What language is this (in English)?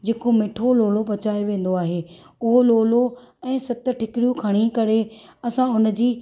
Sindhi